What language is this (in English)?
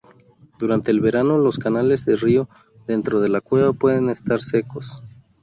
Spanish